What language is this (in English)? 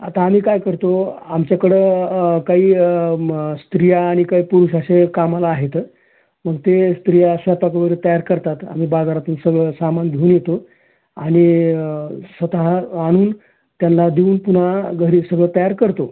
Marathi